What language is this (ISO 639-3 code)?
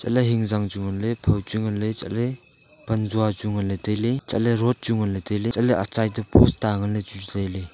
nnp